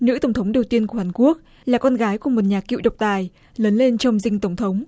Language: Vietnamese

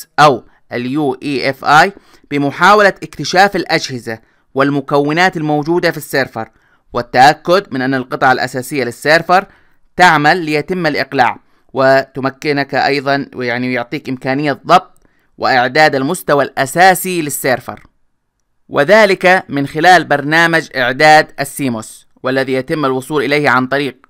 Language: Arabic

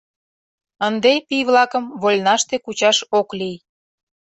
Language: Mari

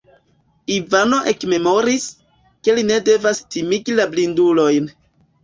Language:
Esperanto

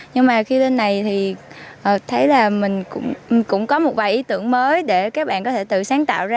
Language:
Vietnamese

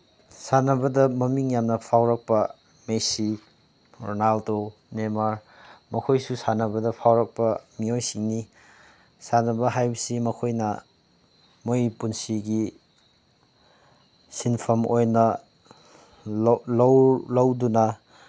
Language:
Manipuri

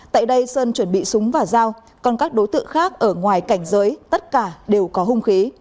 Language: Vietnamese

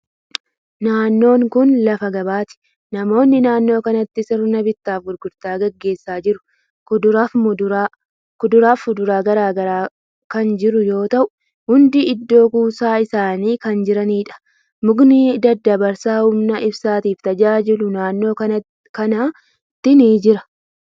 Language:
Oromo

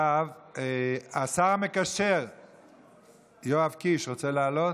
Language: Hebrew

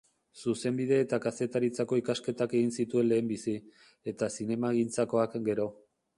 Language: Basque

